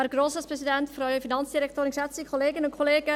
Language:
Swiss German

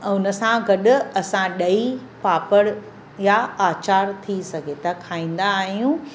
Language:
Sindhi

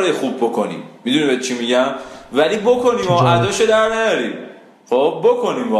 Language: Persian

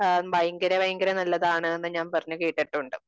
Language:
Malayalam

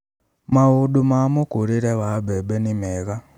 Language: Kikuyu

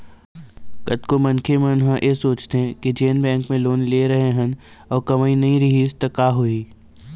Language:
Chhattisgarhi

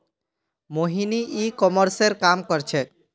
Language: Magahi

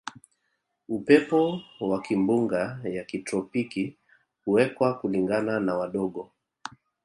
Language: Swahili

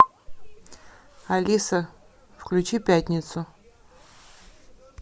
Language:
Russian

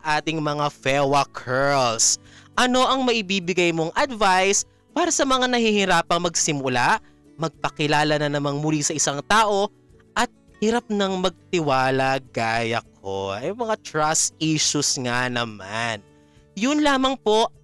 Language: Filipino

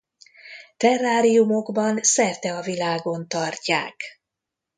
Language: Hungarian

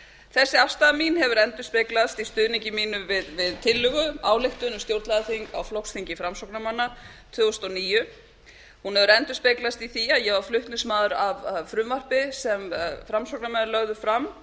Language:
Icelandic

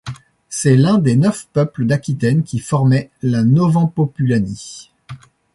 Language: French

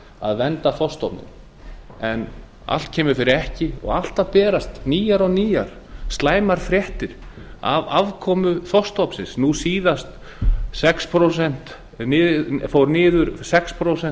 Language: Icelandic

